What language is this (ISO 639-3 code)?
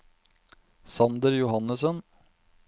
nor